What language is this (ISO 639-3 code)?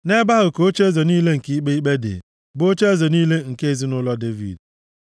ibo